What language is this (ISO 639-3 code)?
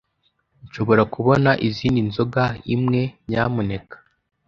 kin